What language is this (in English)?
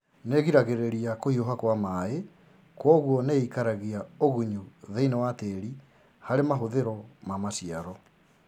Kikuyu